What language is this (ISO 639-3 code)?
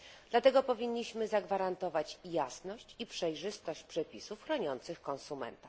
pol